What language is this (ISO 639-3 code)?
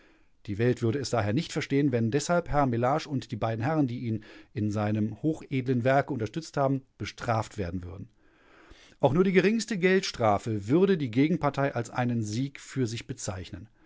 deu